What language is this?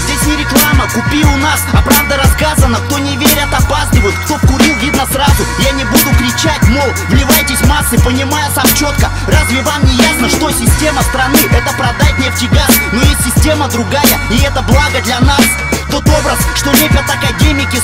Russian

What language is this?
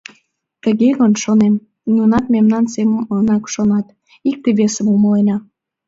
Mari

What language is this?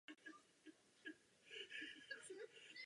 Czech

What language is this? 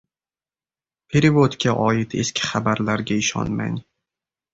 Uzbek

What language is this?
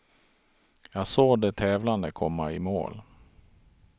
Swedish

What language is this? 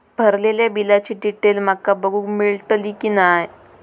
Marathi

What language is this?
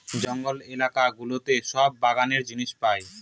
Bangla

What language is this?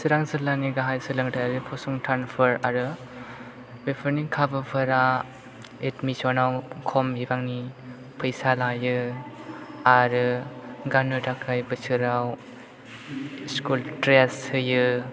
Bodo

